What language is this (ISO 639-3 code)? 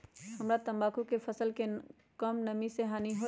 mag